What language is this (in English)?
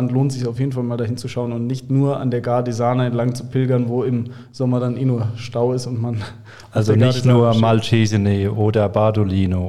German